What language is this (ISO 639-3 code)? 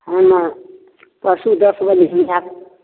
mai